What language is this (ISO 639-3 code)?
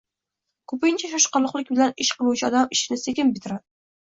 uzb